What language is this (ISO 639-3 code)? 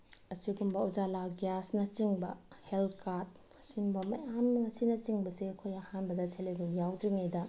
mni